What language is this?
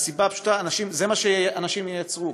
Hebrew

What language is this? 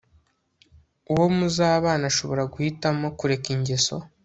Kinyarwanda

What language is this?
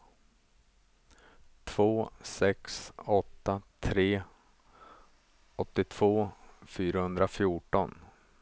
Swedish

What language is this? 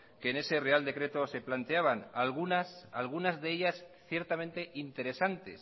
Spanish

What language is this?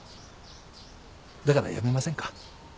Japanese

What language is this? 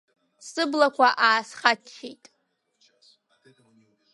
Abkhazian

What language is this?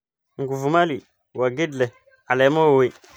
Somali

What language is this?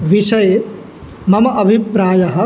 Sanskrit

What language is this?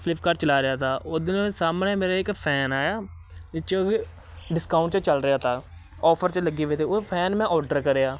Punjabi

